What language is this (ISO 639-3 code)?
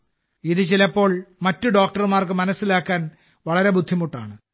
mal